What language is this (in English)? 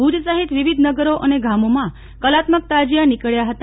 Gujarati